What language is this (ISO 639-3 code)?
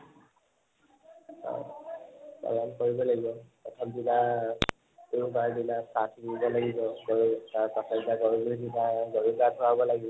asm